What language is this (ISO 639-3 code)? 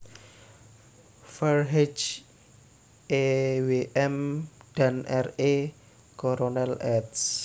jav